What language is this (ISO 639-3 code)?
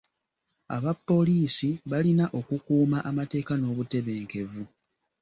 lug